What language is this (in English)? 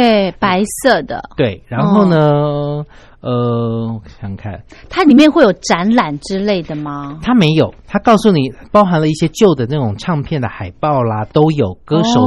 Chinese